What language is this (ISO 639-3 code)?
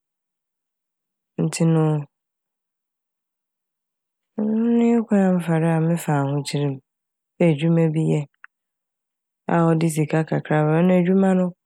aka